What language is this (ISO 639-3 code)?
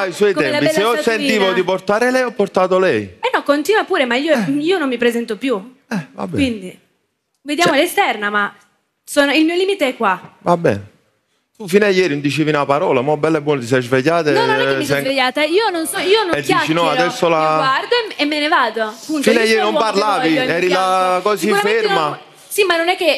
ita